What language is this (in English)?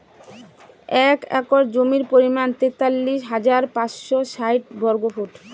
Bangla